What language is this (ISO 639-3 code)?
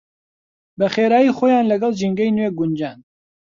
ckb